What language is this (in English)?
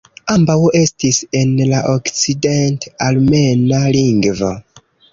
Esperanto